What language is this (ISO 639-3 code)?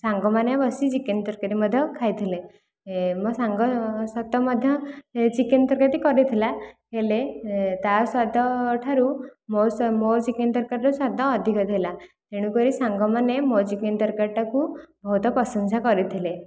ori